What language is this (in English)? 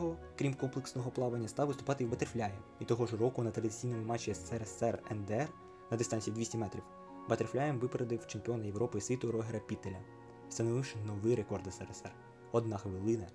Ukrainian